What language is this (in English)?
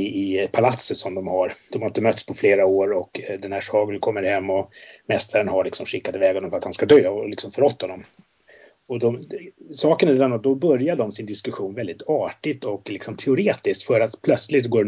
Swedish